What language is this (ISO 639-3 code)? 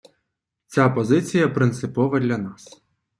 ukr